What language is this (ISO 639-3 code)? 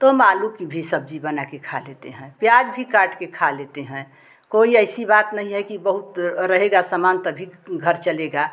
hin